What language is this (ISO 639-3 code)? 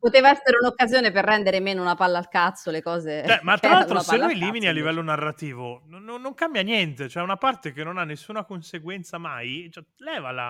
ita